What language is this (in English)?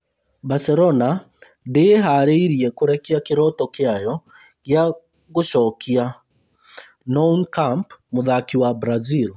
Kikuyu